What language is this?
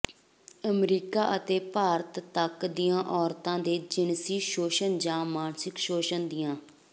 Punjabi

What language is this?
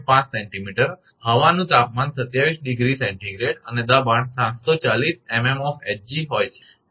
Gujarati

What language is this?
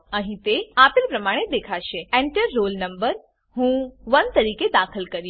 Gujarati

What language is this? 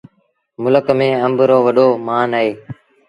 Sindhi Bhil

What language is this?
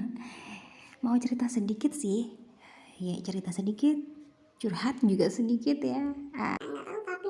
Indonesian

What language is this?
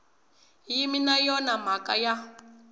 Tsonga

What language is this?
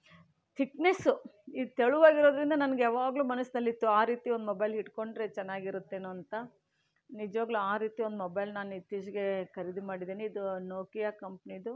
Kannada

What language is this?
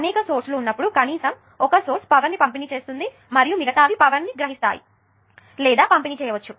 Telugu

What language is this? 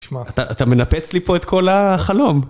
Hebrew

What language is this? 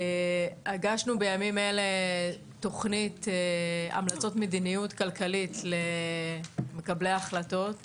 Hebrew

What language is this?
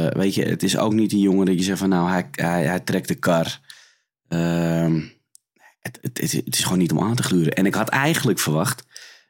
Dutch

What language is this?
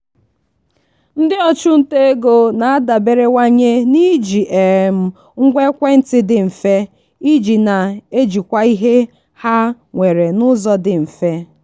Igbo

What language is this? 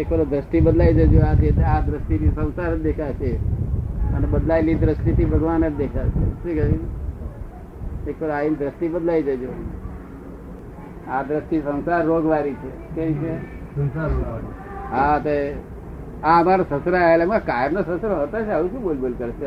Gujarati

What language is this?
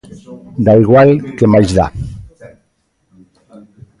Galician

